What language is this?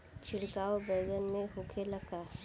Bhojpuri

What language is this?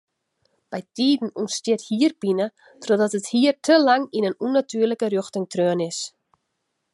Western Frisian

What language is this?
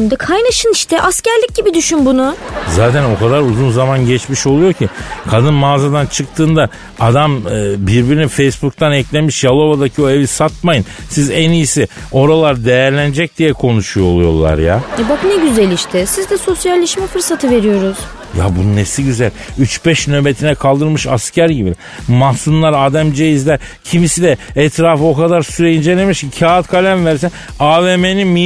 Turkish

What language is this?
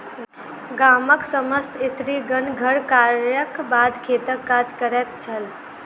Maithili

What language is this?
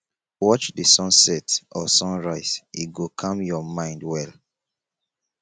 Nigerian Pidgin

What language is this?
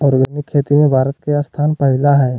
Magahi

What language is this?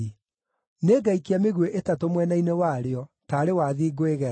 Kikuyu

